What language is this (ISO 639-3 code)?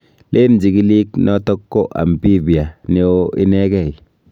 kln